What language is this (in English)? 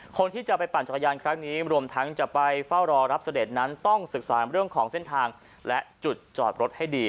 Thai